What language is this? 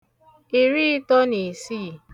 Igbo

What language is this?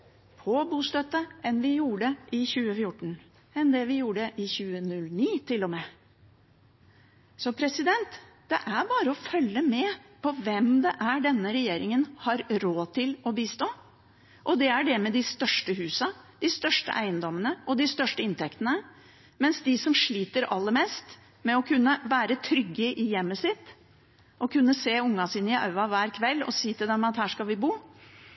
Norwegian Bokmål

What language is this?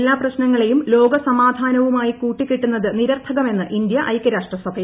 Malayalam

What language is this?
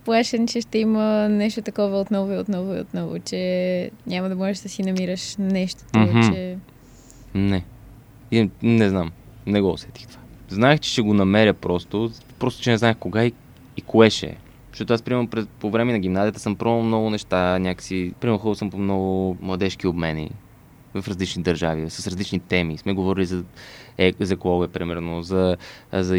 Bulgarian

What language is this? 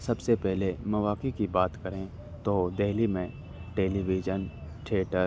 Urdu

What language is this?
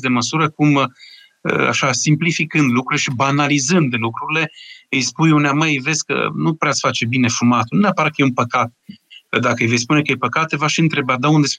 Romanian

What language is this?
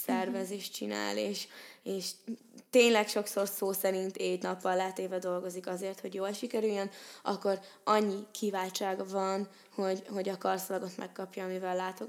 Hungarian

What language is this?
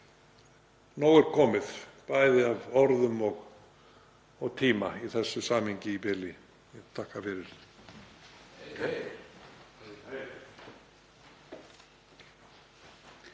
Icelandic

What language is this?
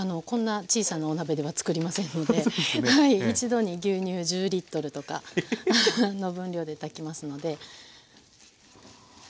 Japanese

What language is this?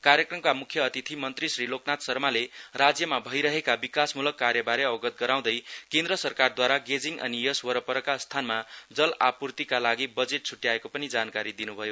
Nepali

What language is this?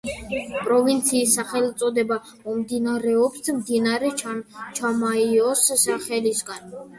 Georgian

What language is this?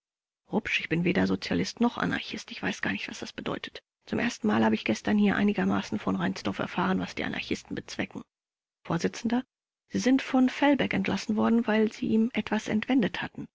German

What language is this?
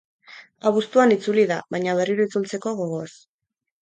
Basque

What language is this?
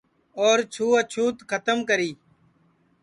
Sansi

